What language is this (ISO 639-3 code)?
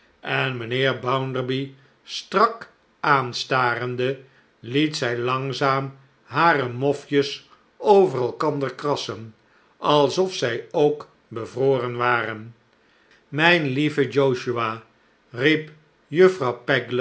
nld